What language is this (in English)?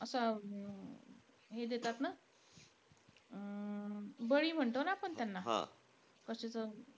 Marathi